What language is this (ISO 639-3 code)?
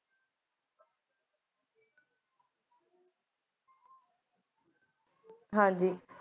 pan